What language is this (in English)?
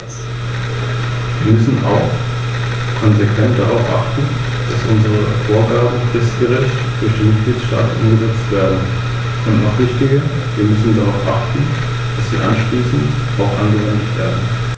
German